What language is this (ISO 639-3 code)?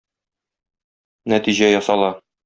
tat